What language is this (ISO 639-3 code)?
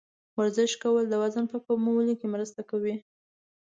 pus